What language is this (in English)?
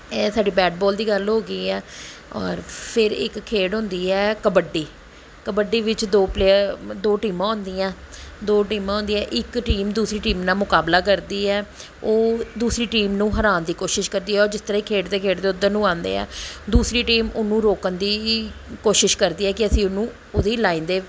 Punjabi